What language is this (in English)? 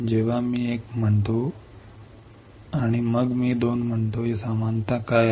Marathi